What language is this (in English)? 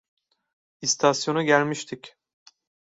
Turkish